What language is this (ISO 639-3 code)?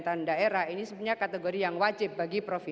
ind